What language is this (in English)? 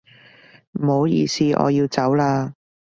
Cantonese